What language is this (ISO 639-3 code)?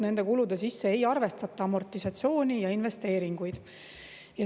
est